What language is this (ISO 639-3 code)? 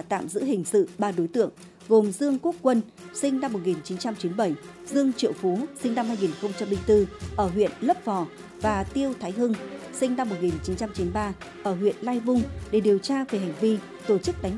vie